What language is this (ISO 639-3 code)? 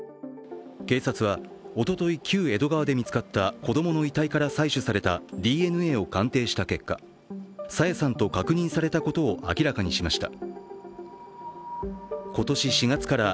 jpn